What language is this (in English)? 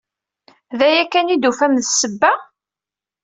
Kabyle